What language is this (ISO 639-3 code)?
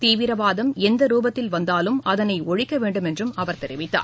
tam